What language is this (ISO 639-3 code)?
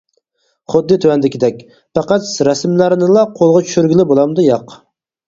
uig